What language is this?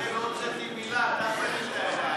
Hebrew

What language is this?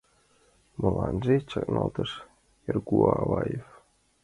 Mari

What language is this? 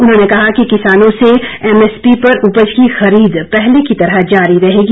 Hindi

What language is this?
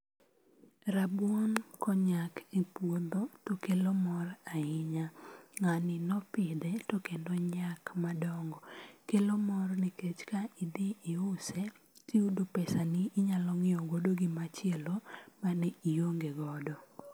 Luo (Kenya and Tanzania)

